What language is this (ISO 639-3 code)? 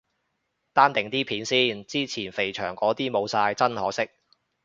yue